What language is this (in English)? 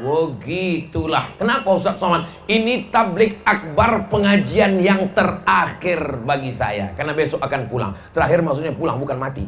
Indonesian